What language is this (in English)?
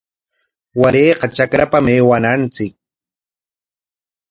Corongo Ancash Quechua